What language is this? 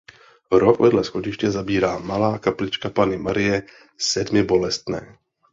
Czech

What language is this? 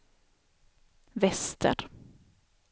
Swedish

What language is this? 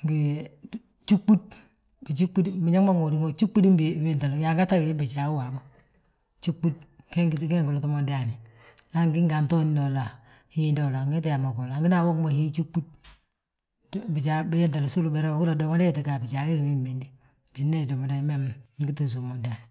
Balanta-Ganja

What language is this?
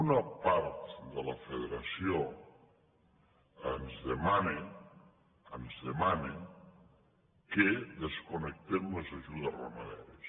Catalan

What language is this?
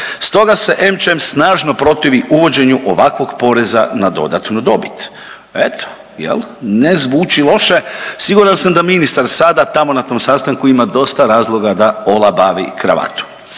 Croatian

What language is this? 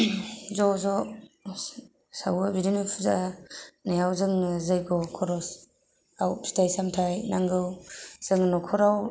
Bodo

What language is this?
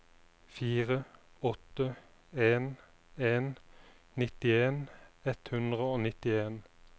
Norwegian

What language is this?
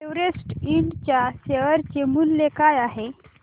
Marathi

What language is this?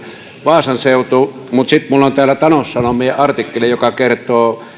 Finnish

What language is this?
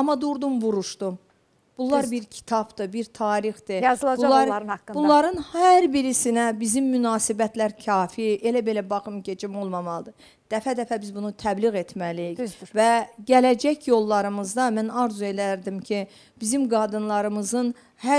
Turkish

